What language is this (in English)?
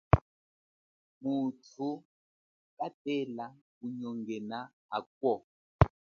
Chokwe